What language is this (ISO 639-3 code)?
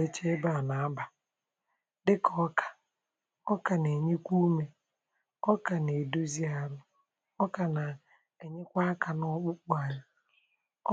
ibo